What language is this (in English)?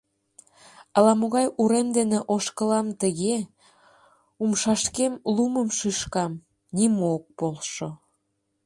Mari